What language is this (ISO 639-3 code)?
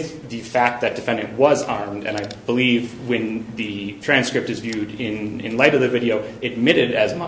eng